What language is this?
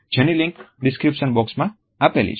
Gujarati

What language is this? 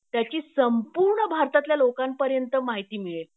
Marathi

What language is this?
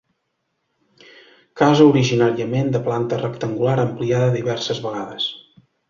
Catalan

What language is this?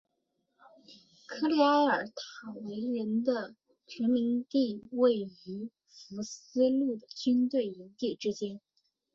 Chinese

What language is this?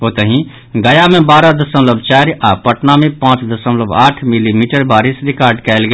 Maithili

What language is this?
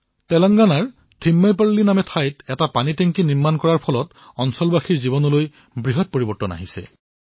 Assamese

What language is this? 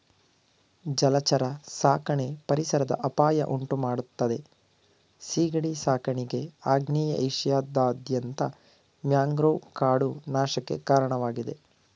Kannada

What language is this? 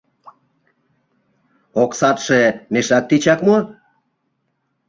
Mari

